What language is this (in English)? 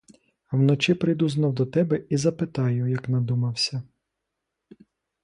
Ukrainian